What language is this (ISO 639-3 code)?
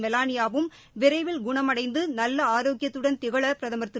tam